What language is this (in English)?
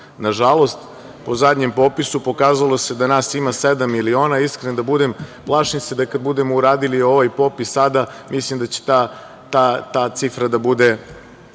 Serbian